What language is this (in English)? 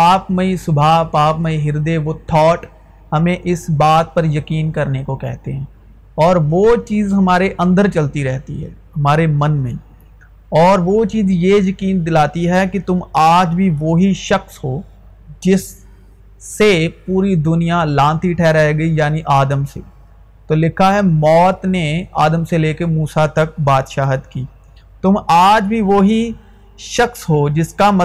Urdu